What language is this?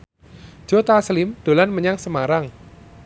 Javanese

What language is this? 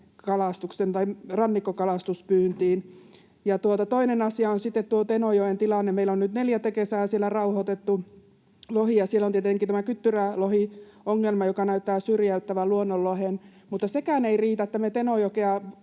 Finnish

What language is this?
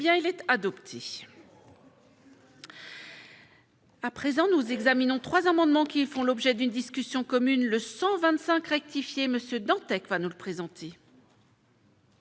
French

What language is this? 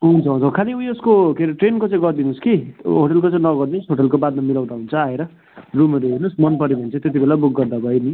Nepali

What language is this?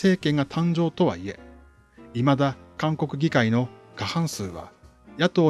Japanese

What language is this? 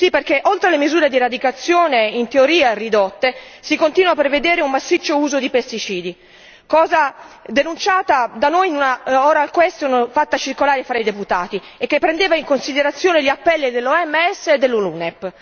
Italian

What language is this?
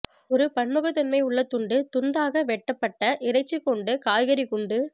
Tamil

